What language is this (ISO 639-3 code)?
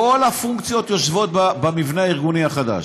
heb